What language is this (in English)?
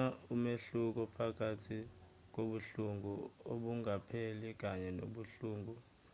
Zulu